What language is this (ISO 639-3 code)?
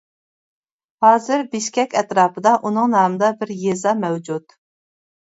uig